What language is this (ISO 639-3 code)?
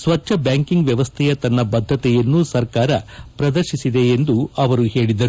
kan